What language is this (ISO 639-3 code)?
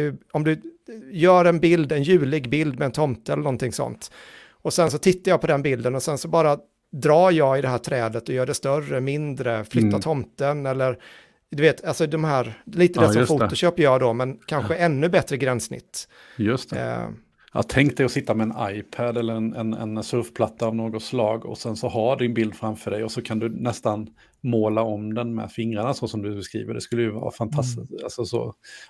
swe